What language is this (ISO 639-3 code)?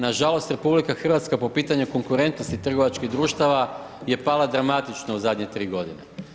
hrv